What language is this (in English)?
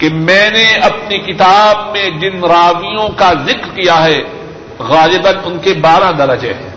Urdu